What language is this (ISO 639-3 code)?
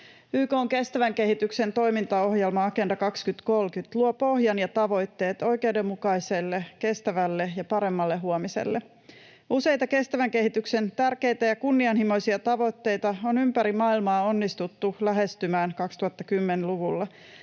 fin